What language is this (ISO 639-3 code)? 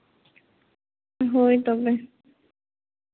sat